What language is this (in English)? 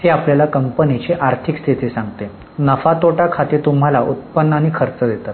Marathi